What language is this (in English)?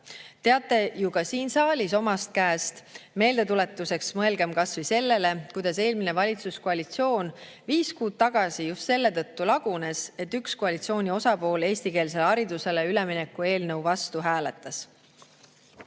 Estonian